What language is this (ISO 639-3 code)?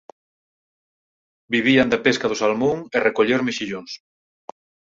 glg